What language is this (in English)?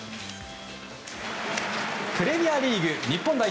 Japanese